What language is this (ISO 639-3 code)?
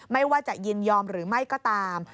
tha